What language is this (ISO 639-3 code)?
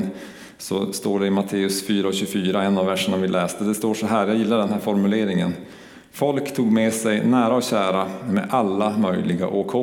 swe